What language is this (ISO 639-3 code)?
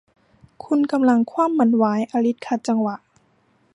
tha